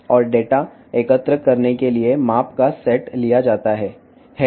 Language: Telugu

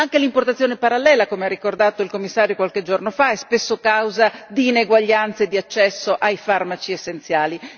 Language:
Italian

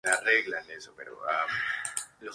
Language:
Spanish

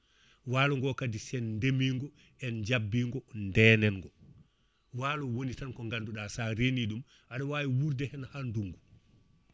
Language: Fula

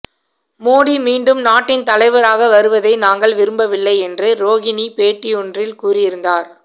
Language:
Tamil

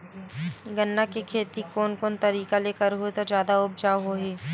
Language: Chhattisgarhi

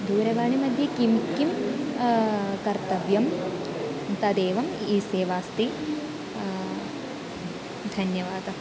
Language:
Sanskrit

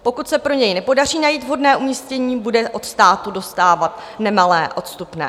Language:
Czech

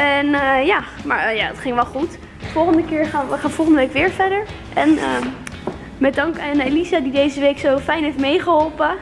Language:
Dutch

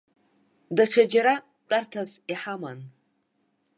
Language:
Abkhazian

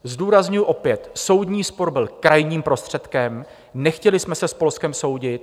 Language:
Czech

